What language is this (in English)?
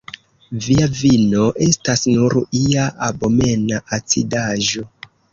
Esperanto